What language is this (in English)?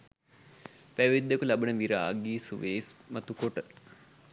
Sinhala